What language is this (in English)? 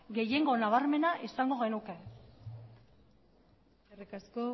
Basque